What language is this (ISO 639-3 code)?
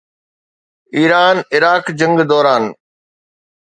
snd